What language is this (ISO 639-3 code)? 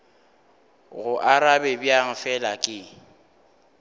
nso